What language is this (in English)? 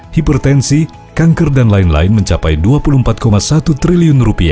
Indonesian